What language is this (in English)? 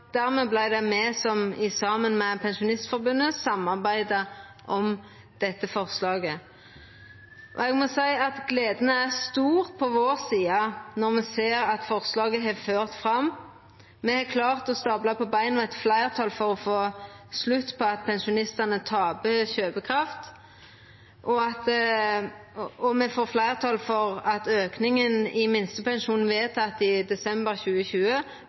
Norwegian Nynorsk